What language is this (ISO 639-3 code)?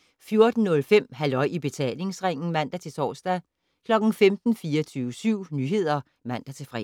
dan